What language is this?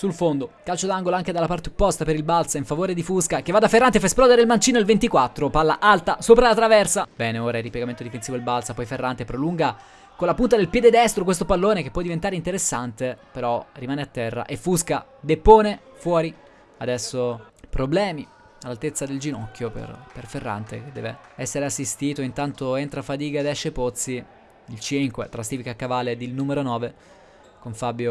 Italian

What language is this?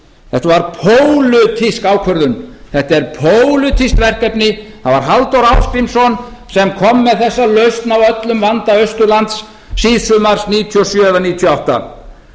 Icelandic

